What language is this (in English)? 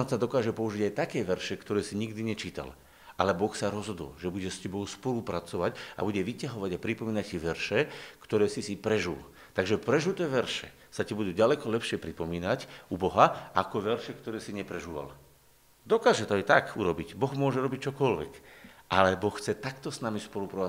Slovak